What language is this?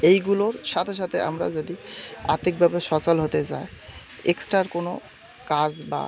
Bangla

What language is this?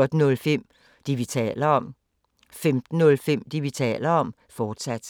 Danish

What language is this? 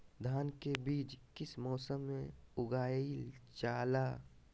Magahi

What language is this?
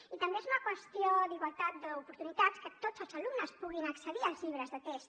Catalan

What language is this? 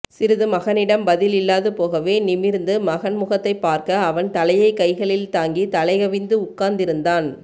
Tamil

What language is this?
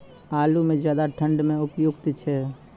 Maithili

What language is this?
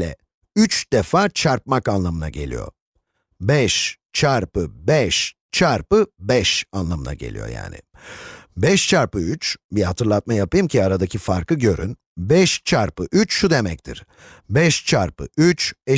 Turkish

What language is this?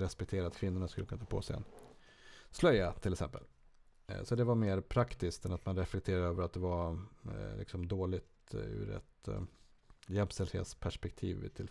Swedish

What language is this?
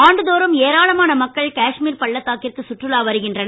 Tamil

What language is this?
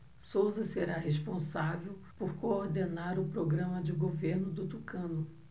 Portuguese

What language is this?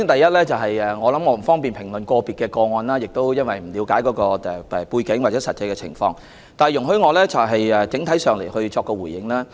Cantonese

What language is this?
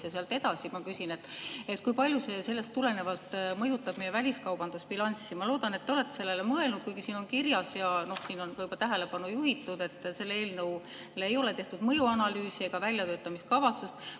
Estonian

